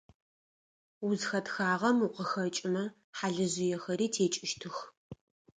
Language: Adyghe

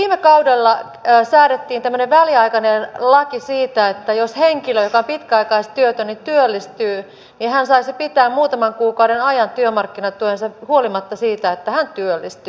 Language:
Finnish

